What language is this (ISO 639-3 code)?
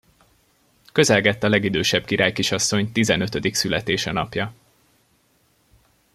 hun